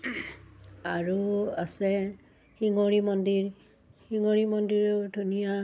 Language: Assamese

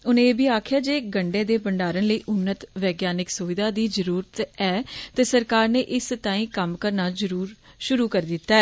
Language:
Dogri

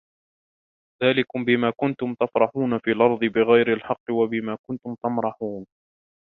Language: Arabic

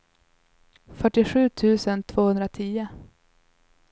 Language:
Swedish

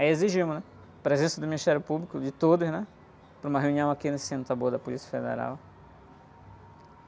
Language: Portuguese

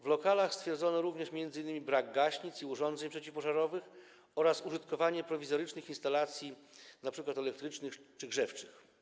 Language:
Polish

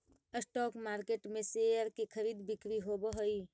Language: Magahi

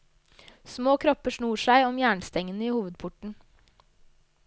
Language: Norwegian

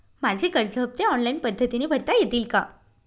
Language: Marathi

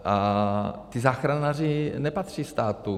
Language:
Czech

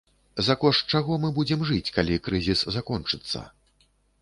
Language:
Belarusian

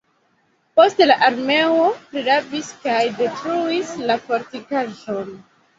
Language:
Esperanto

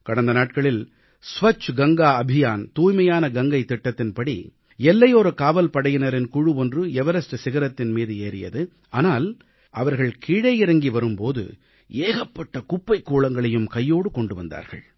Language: Tamil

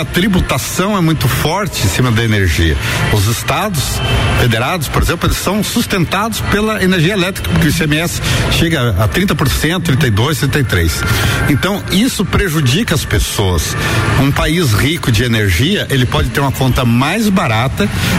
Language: Portuguese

